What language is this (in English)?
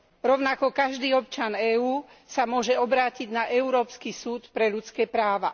Slovak